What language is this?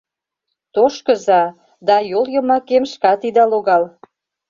Mari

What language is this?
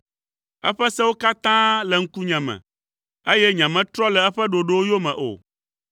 Ewe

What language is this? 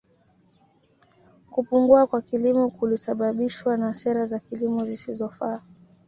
Swahili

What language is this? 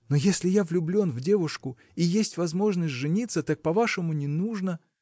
Russian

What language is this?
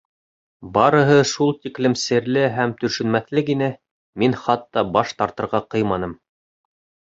Bashkir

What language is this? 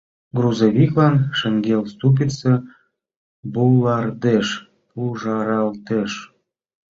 Mari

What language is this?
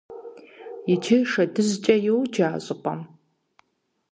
Kabardian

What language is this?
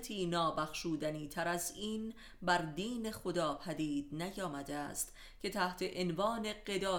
Persian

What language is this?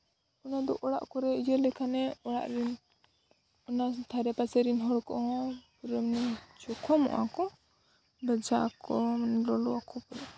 Santali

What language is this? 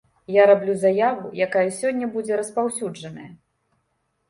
Belarusian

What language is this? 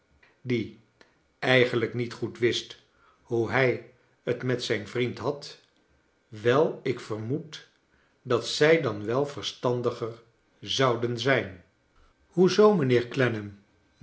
Dutch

